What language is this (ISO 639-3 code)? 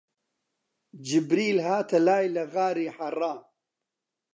ckb